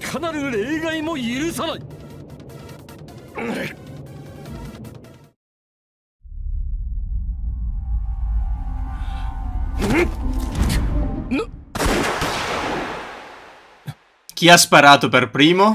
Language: Italian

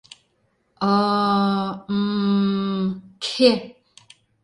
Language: Mari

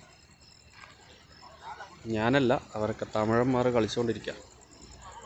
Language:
Romanian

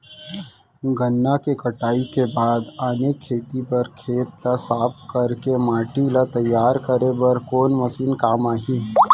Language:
Chhattisgarhi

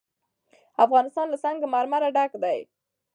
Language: Pashto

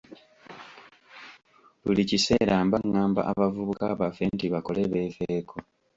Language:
Ganda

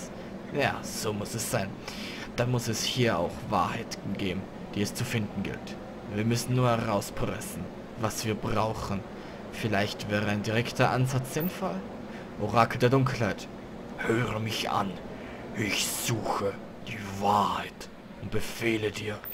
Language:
German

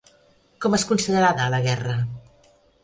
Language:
Catalan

